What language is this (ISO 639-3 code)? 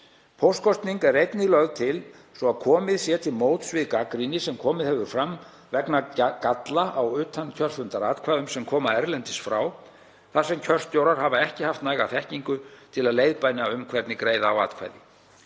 isl